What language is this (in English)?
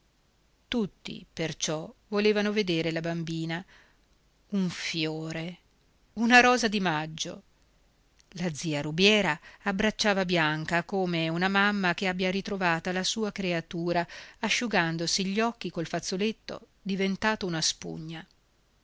Italian